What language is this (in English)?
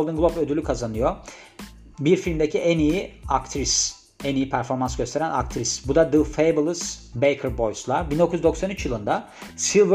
Turkish